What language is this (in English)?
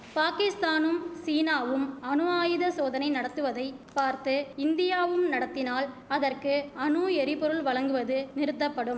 Tamil